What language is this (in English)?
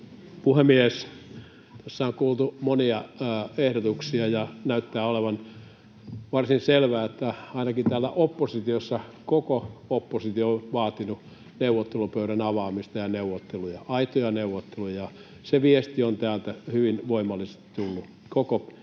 Finnish